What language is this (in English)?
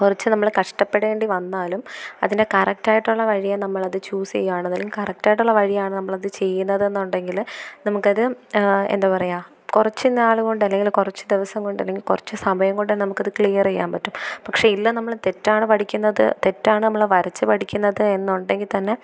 Malayalam